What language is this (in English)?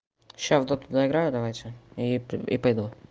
Russian